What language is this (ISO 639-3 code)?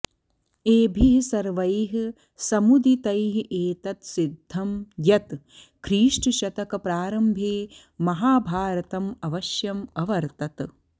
san